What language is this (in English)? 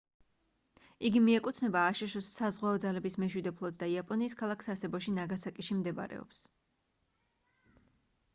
Georgian